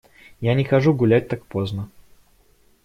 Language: Russian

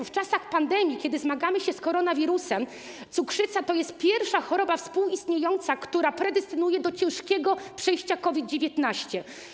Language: Polish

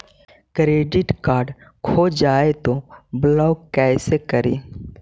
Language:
Magahi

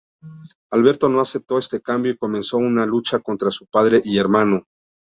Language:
Spanish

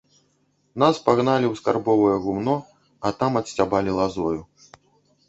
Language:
Belarusian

